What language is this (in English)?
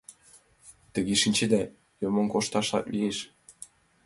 Mari